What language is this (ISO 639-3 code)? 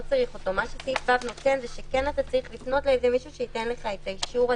heb